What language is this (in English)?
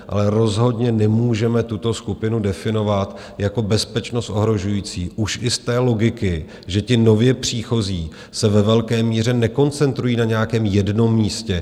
Czech